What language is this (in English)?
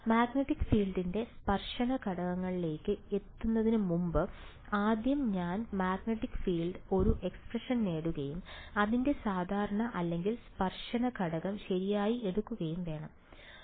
Malayalam